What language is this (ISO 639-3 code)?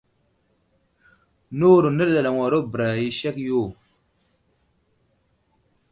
udl